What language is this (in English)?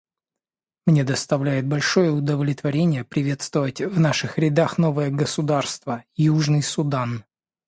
Russian